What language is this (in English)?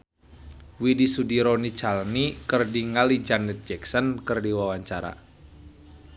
Sundanese